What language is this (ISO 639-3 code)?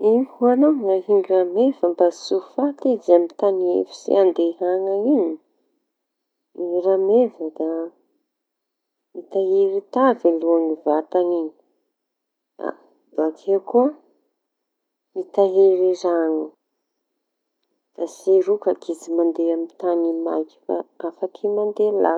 txy